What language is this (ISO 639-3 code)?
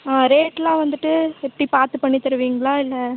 tam